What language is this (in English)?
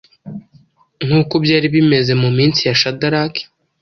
Kinyarwanda